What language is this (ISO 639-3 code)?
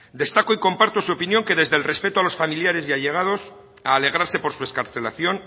spa